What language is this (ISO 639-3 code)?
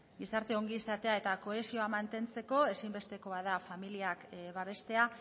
eus